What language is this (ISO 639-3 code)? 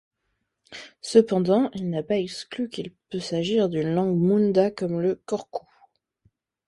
fra